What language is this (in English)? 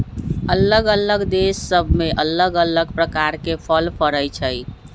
Magahi